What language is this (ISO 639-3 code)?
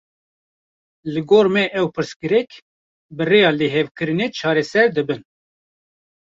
kur